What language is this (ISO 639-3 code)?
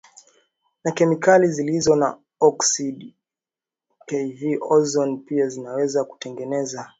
swa